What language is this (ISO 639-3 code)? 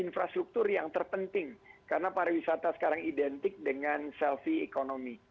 ind